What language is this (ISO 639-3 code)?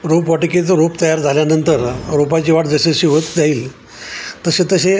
mar